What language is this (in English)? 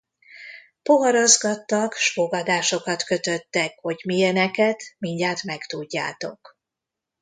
Hungarian